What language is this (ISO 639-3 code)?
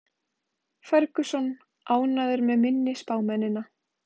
isl